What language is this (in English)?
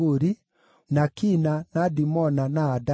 Kikuyu